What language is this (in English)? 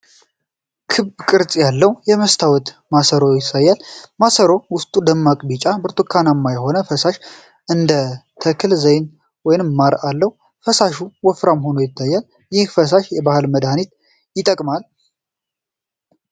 Amharic